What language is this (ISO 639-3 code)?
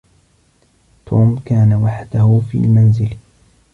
ara